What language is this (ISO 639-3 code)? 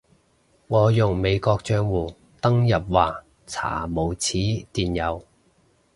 yue